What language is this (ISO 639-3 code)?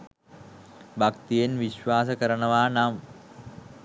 sin